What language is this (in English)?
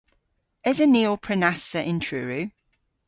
Cornish